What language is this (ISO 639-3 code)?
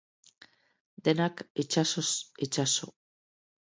eus